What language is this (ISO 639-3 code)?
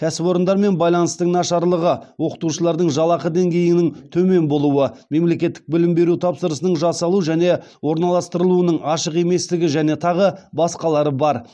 kaz